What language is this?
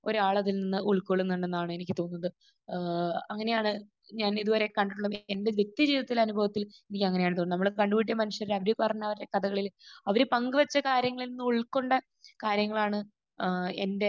Malayalam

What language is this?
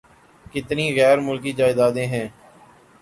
Urdu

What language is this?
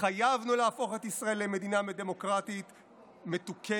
Hebrew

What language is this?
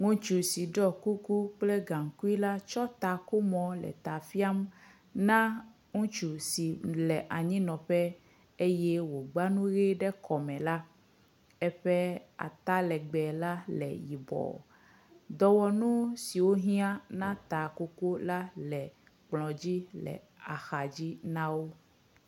Ewe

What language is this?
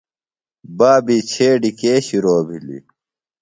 Phalura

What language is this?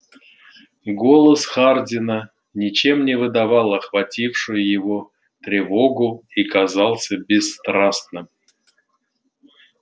Russian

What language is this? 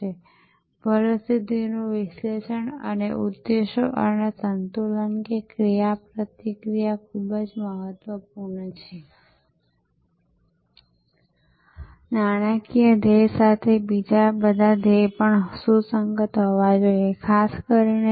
Gujarati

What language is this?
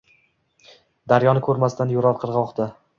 Uzbek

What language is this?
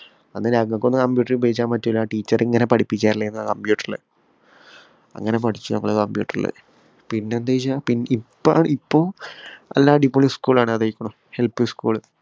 Malayalam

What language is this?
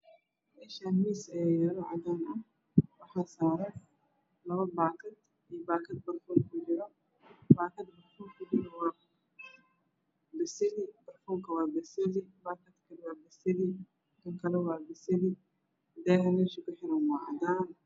Somali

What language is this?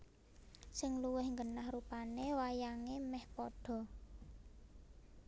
Javanese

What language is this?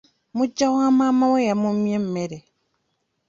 Ganda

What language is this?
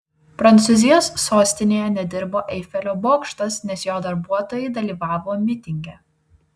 Lithuanian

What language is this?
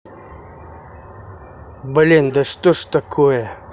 Russian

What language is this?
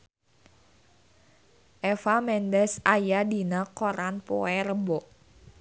Sundanese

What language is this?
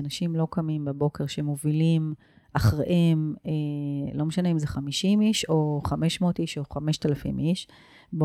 Hebrew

